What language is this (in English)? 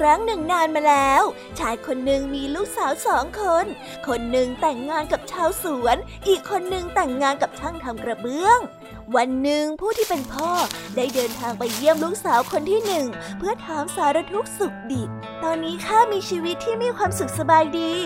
Thai